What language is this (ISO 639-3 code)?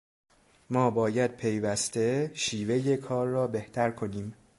fas